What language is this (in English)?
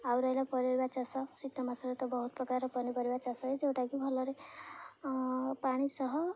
Odia